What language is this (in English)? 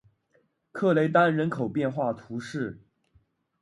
Chinese